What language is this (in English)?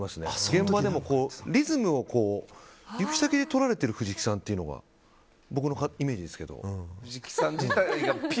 Japanese